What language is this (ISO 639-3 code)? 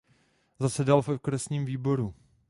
ces